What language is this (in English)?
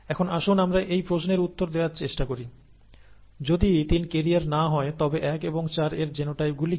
Bangla